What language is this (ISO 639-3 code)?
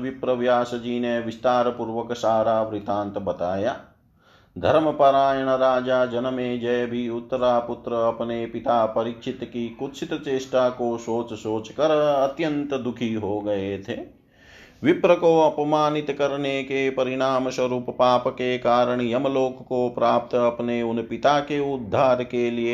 hin